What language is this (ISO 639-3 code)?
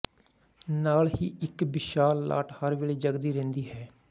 pan